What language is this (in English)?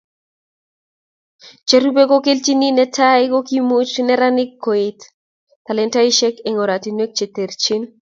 Kalenjin